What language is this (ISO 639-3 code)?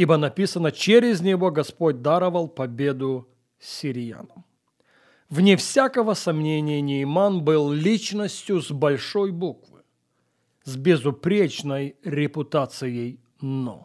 rus